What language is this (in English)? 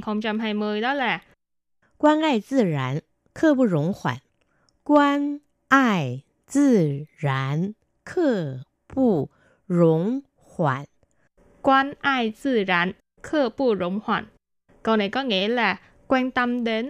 Vietnamese